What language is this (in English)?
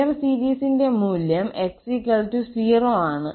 Malayalam